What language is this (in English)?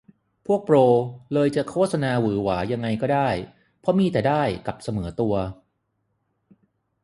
Thai